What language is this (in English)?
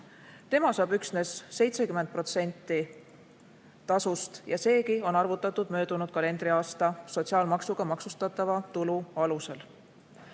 Estonian